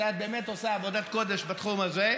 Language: Hebrew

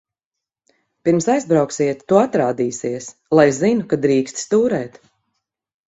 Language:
Latvian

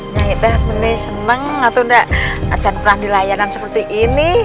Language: Indonesian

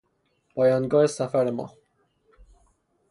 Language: Persian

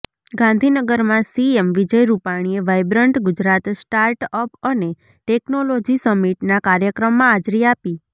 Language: Gujarati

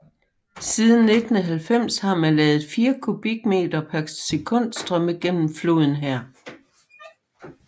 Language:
Danish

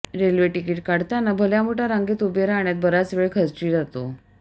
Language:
Marathi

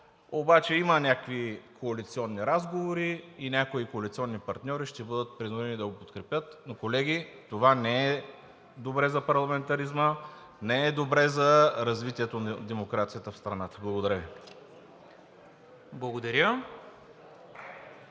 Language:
Bulgarian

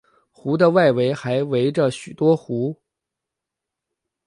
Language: Chinese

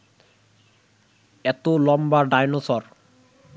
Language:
Bangla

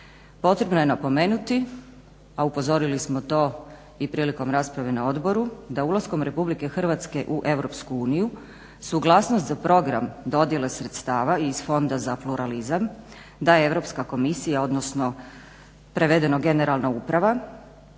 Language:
Croatian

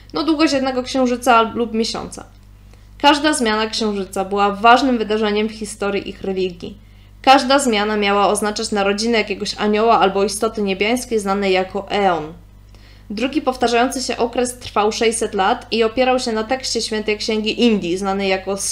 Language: Polish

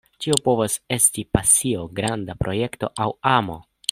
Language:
Esperanto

